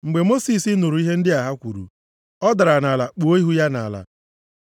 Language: Igbo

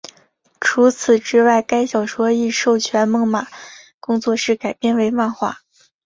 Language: Chinese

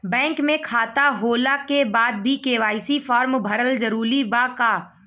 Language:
Bhojpuri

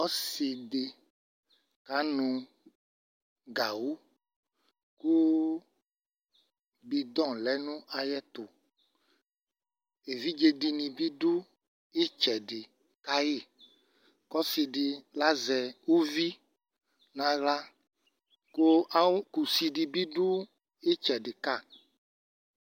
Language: Ikposo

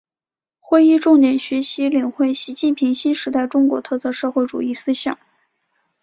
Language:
Chinese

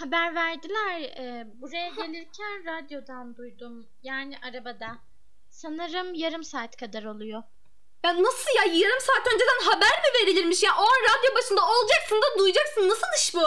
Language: Turkish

